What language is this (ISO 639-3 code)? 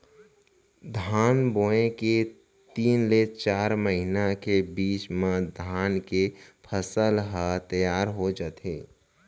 hne